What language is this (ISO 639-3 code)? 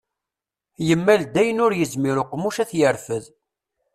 kab